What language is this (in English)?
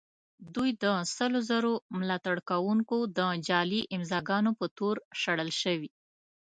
Pashto